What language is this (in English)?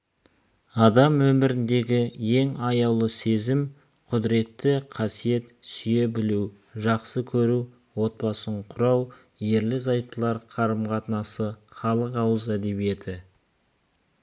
Kazakh